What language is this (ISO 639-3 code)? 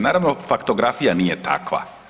hrv